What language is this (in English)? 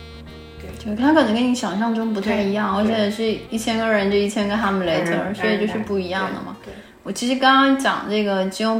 Chinese